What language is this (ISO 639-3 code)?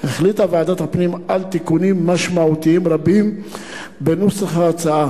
heb